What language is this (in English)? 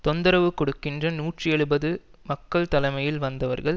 Tamil